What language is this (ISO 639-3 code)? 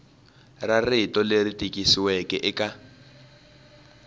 tso